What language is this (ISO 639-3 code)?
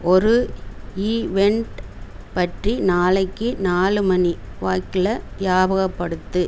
tam